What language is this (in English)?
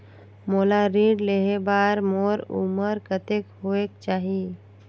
Chhattisgarhi